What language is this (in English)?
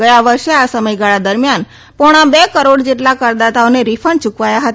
Gujarati